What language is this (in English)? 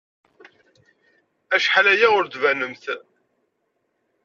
Kabyle